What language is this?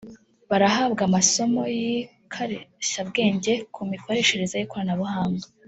Kinyarwanda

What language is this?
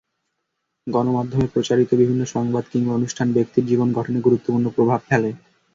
Bangla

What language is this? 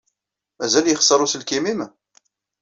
Kabyle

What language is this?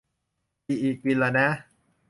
Thai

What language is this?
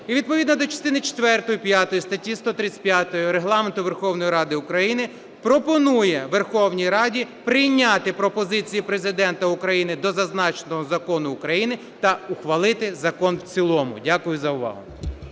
Ukrainian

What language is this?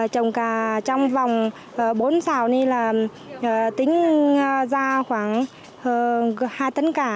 Vietnamese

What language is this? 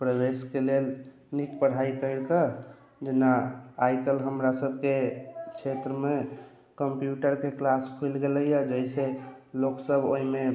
Maithili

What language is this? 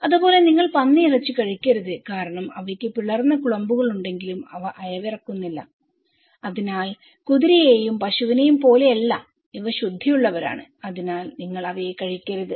Malayalam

